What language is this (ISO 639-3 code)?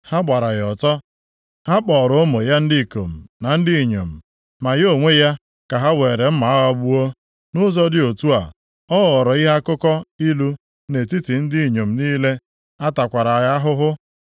ibo